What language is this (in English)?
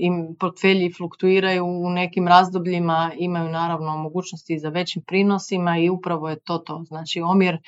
Croatian